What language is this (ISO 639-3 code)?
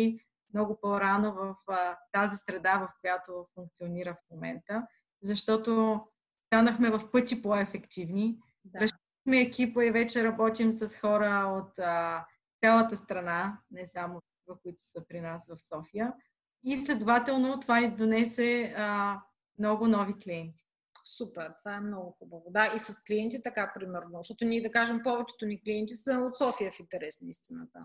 bul